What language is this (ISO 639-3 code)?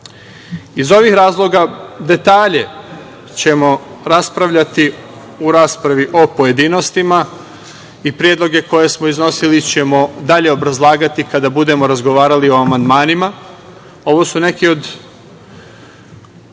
srp